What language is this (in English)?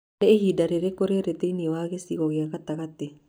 Kikuyu